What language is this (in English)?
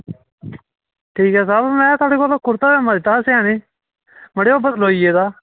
Dogri